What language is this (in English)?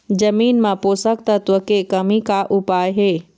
Chhattisgarhi